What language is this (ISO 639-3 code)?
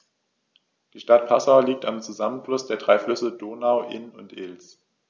deu